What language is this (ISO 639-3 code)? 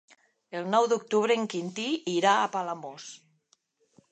cat